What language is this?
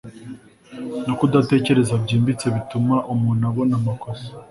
Kinyarwanda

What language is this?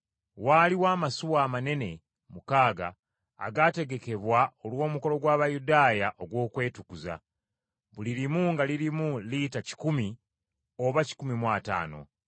Ganda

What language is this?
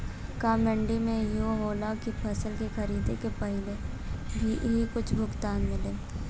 Bhojpuri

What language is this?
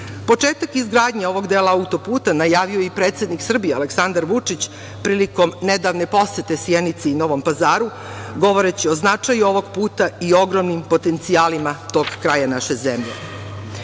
Serbian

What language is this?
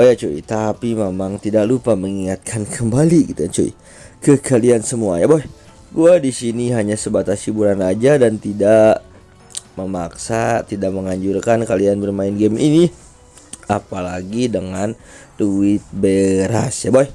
Indonesian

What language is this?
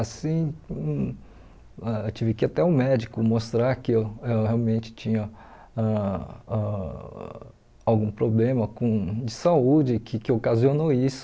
Portuguese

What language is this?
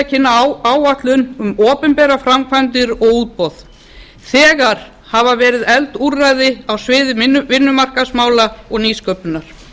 Icelandic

